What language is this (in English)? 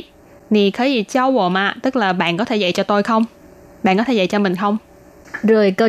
Vietnamese